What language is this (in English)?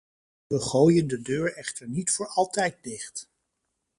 Dutch